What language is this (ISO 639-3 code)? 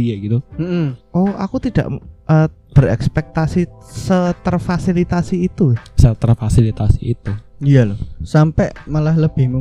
ind